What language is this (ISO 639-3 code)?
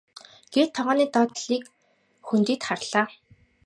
mon